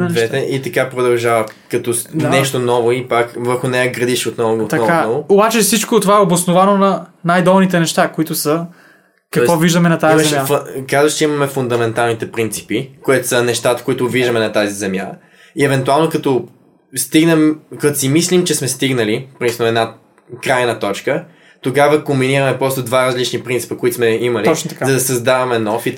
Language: Bulgarian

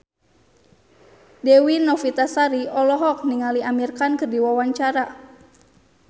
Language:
Sundanese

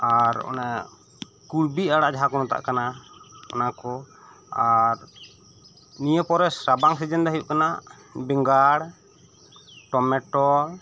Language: Santali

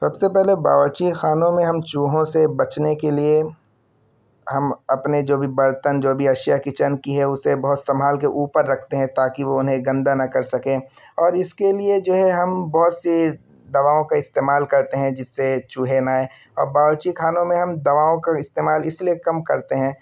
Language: Urdu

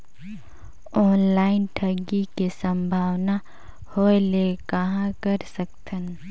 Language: Chhattisgarhi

